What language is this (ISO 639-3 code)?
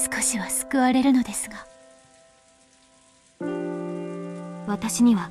jpn